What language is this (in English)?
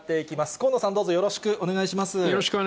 Japanese